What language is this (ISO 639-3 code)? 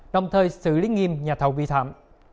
vie